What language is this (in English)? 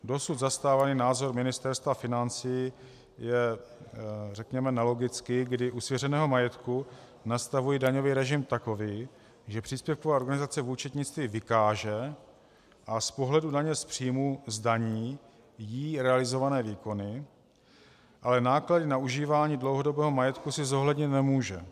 Czech